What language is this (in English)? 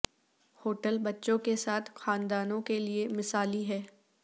Urdu